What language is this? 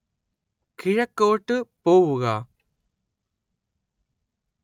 Malayalam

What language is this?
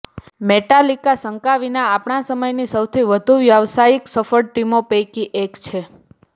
Gujarati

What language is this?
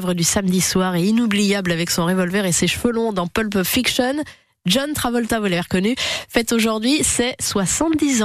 French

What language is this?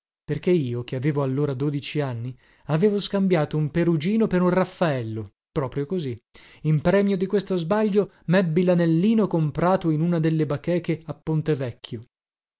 Italian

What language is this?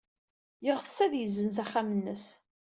Kabyle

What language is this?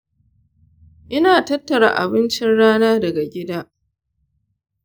Hausa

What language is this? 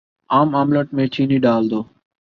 Urdu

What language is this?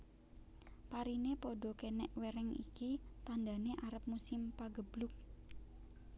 Javanese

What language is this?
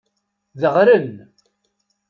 Kabyle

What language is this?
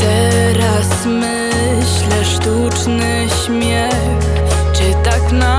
Polish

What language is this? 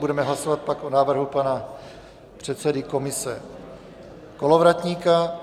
Czech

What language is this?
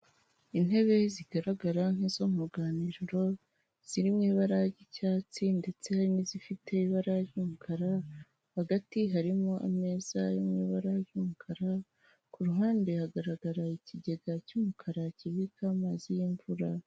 Kinyarwanda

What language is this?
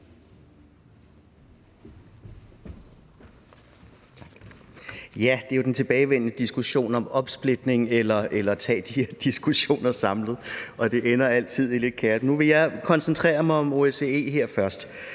Danish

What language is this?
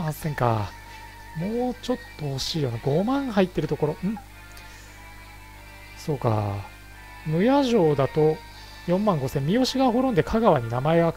Japanese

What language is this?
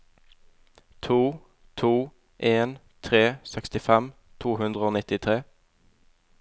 Norwegian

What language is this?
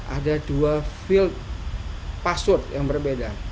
Indonesian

